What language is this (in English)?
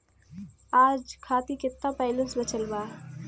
Bhojpuri